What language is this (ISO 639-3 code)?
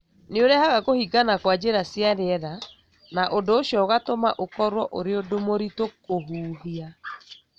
kik